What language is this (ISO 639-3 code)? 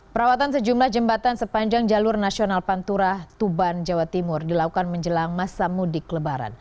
ind